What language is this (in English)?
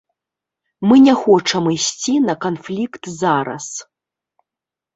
Belarusian